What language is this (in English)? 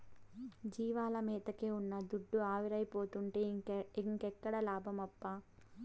Telugu